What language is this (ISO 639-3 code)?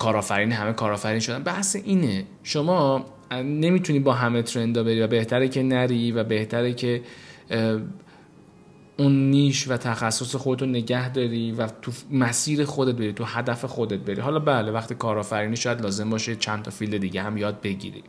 fas